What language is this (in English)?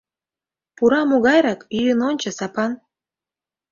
Mari